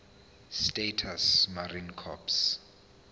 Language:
Zulu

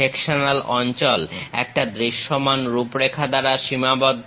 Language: Bangla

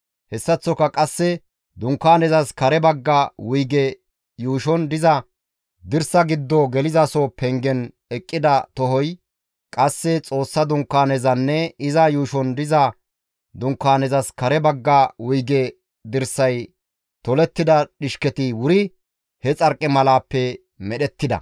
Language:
Gamo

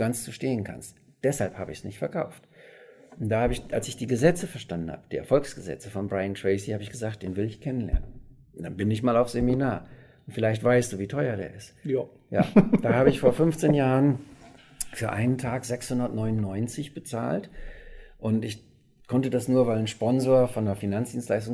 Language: German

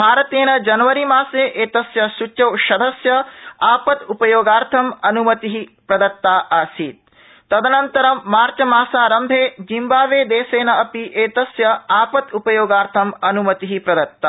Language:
Sanskrit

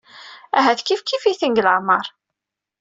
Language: Kabyle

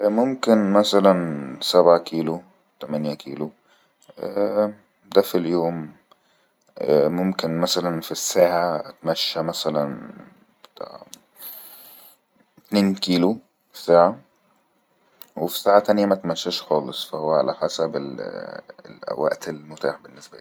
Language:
Egyptian Arabic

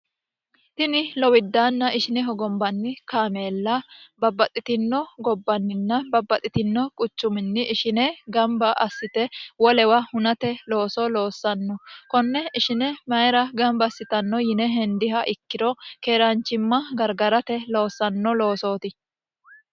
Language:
Sidamo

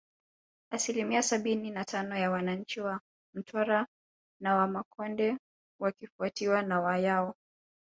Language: Swahili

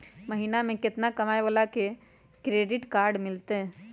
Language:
Magahi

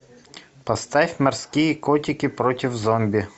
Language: Russian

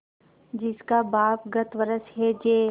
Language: Hindi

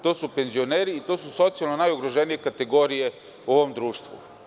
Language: Serbian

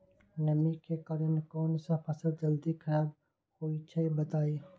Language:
Magahi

